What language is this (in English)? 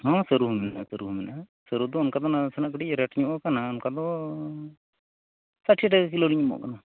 Santali